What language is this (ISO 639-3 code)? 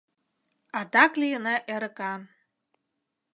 chm